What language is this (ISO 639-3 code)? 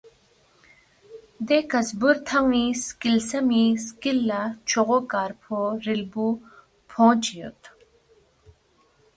bft